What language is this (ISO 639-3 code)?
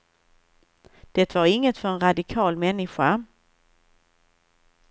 swe